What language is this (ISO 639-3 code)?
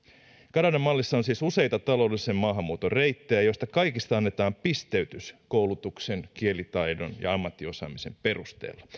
fin